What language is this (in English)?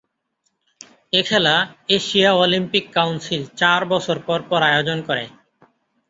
Bangla